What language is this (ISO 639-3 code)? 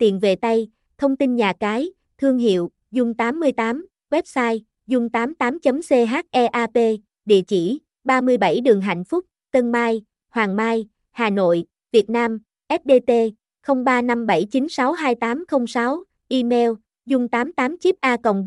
vie